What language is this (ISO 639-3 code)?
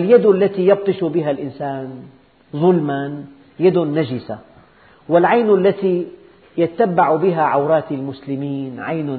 ara